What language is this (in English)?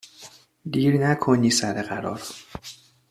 Persian